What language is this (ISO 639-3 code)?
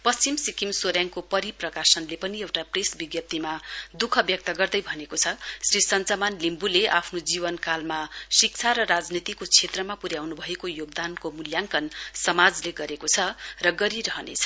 nep